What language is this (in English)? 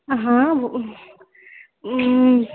Maithili